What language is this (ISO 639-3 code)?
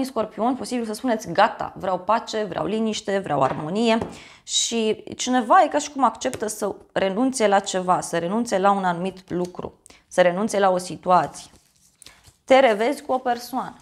ron